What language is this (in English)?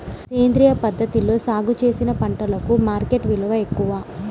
Telugu